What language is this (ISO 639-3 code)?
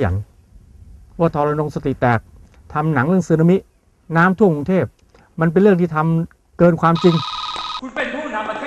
tha